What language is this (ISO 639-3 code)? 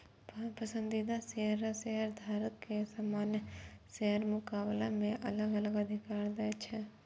mai